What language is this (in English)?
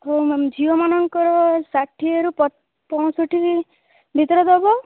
Odia